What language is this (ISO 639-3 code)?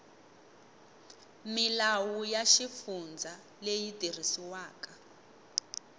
tso